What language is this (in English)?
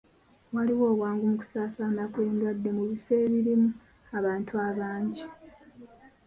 Ganda